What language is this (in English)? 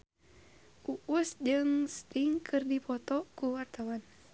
Sundanese